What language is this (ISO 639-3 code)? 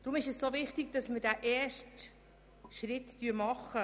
gsw